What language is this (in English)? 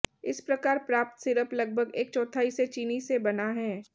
Hindi